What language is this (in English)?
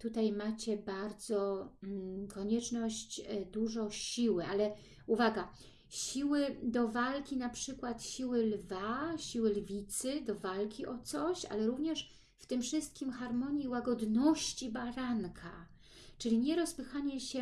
Polish